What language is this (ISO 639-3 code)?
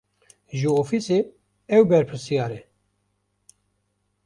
kur